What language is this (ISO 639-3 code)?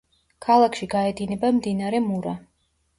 kat